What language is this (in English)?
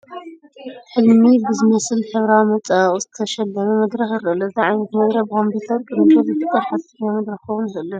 Tigrinya